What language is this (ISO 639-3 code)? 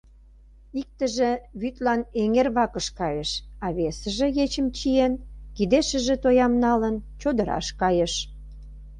chm